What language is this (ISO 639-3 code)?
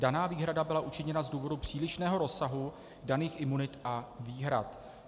ces